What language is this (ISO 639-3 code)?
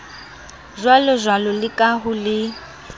sot